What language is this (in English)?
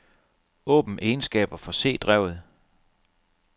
Danish